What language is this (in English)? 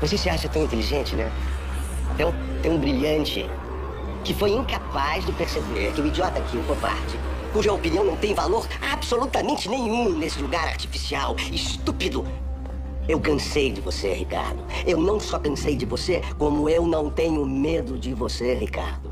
Portuguese